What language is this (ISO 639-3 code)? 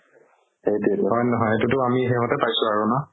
asm